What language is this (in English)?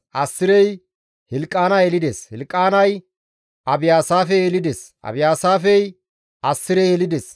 Gamo